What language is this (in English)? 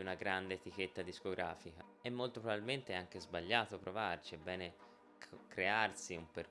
Italian